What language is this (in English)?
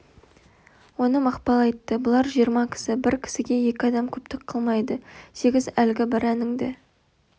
Kazakh